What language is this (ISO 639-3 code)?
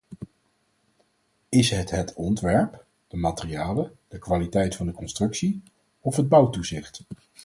nld